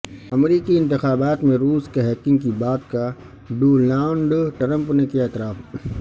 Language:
Urdu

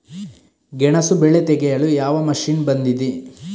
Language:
Kannada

